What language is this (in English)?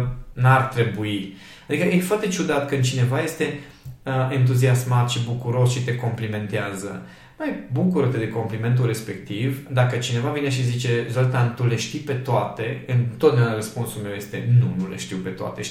Romanian